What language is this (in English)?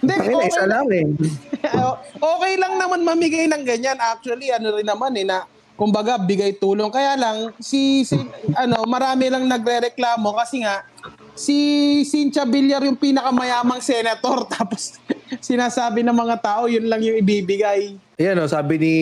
Filipino